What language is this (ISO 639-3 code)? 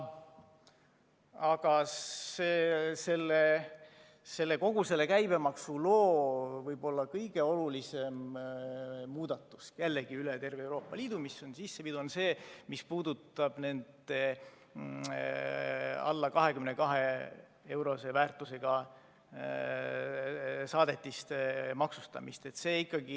est